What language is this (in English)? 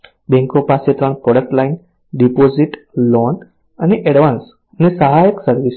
Gujarati